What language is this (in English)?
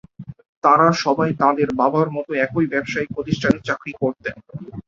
Bangla